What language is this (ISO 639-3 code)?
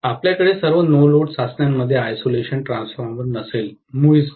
mar